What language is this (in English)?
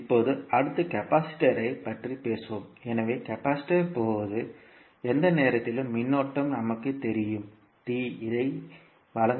Tamil